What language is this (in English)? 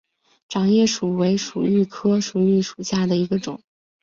Chinese